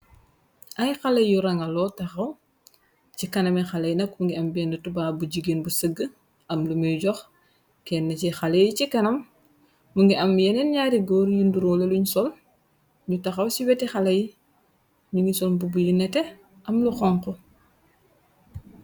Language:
Wolof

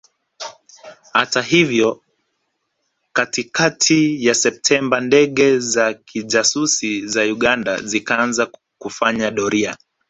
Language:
Swahili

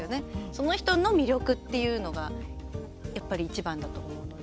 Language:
Japanese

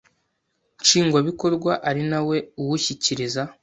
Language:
Kinyarwanda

